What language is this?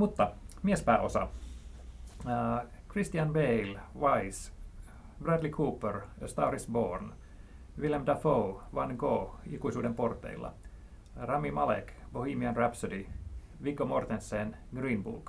Finnish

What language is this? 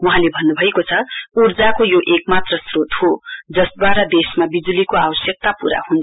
Nepali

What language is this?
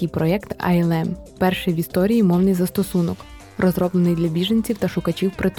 Ukrainian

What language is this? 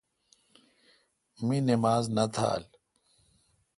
Kalkoti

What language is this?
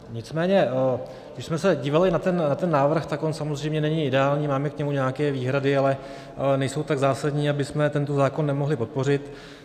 Czech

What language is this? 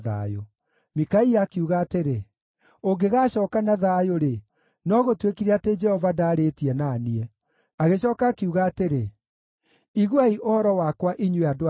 Kikuyu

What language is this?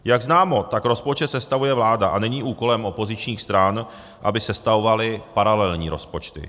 Czech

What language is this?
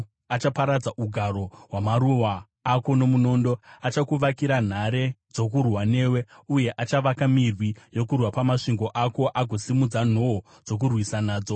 Shona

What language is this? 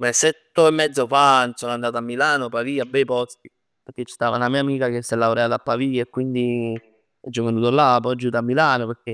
Neapolitan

